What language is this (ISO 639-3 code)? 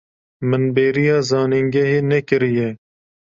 kur